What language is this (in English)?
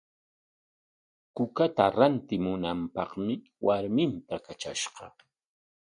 Corongo Ancash Quechua